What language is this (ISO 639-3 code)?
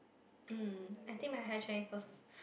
eng